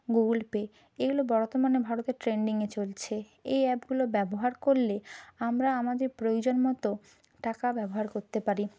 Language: Bangla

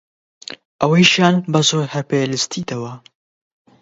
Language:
Central Kurdish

